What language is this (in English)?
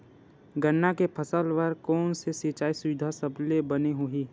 Chhattisgarhi